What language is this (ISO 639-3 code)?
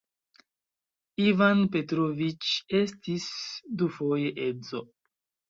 epo